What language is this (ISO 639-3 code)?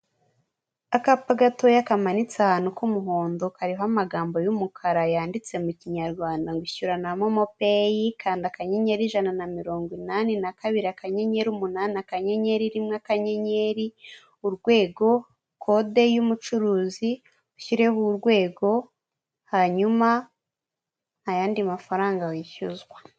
kin